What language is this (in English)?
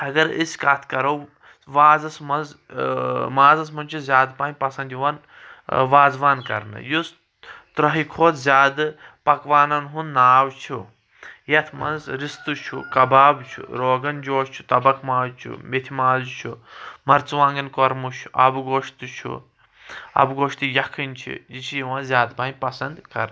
Kashmiri